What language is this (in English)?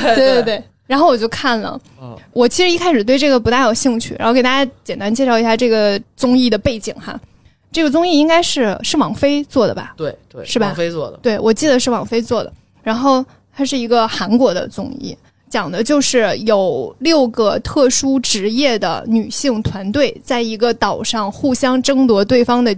Chinese